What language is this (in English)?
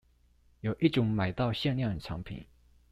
Chinese